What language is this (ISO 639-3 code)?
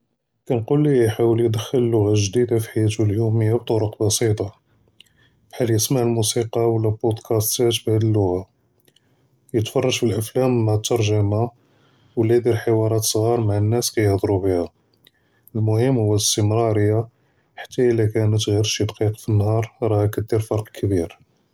jrb